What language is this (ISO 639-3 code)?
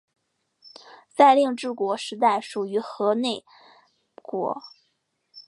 zho